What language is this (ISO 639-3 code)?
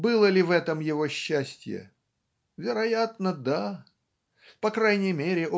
rus